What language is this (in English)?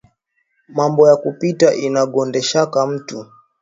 Swahili